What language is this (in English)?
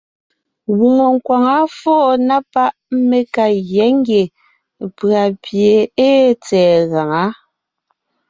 Ngiemboon